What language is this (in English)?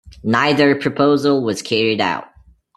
English